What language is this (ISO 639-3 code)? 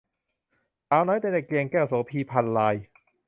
tha